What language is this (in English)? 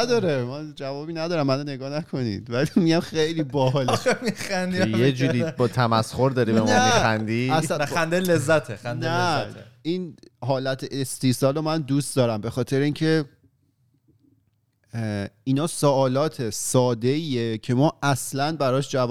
Persian